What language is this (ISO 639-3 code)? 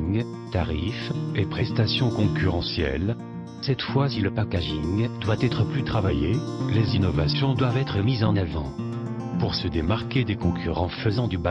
fra